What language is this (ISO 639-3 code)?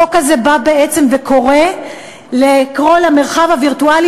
heb